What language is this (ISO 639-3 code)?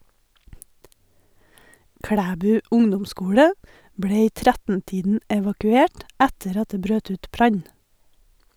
nor